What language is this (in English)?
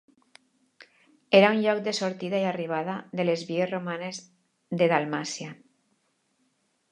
Catalan